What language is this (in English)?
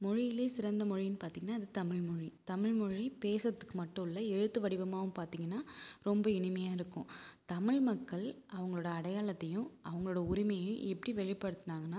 Tamil